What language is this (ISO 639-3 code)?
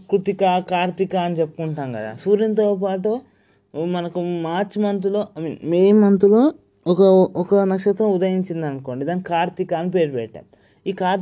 tel